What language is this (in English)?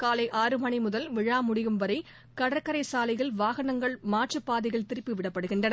Tamil